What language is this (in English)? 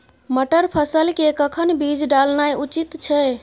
Maithili